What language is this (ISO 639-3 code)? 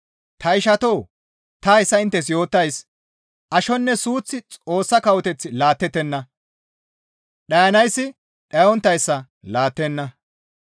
gmv